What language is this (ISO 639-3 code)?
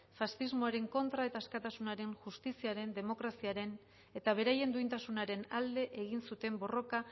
eus